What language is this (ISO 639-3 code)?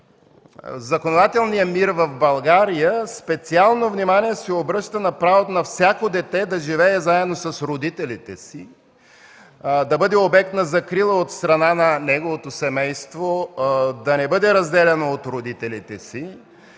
bul